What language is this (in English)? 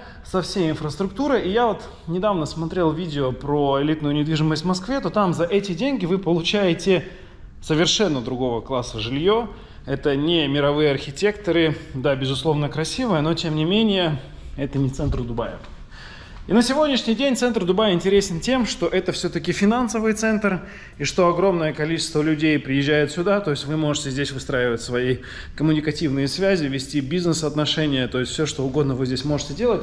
Russian